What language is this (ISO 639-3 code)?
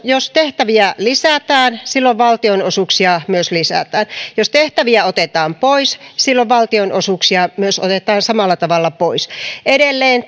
fin